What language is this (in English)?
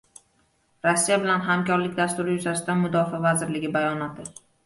Uzbek